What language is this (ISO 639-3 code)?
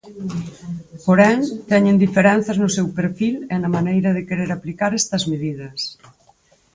glg